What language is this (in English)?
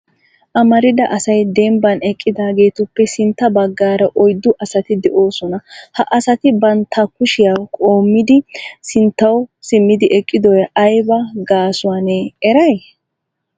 Wolaytta